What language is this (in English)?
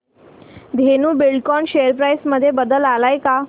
Marathi